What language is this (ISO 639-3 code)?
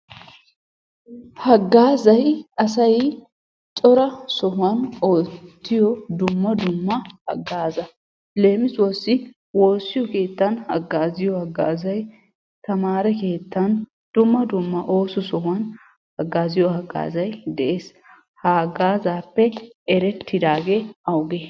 wal